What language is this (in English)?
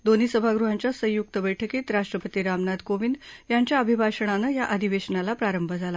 Marathi